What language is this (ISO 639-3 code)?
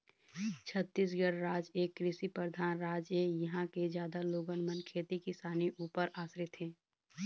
hne